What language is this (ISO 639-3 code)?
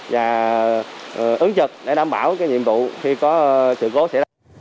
vie